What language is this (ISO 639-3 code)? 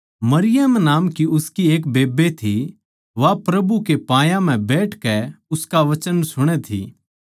bgc